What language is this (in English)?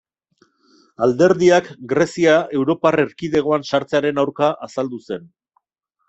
Basque